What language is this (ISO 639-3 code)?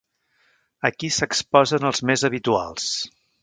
cat